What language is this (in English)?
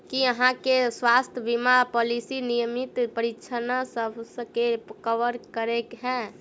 Maithili